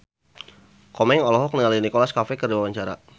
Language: Sundanese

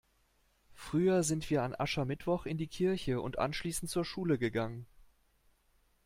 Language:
German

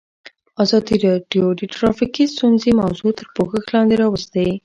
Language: Pashto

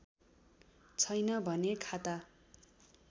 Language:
Nepali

